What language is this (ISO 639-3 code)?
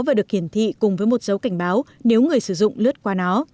vie